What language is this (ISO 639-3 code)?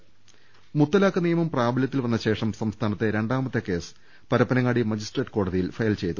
mal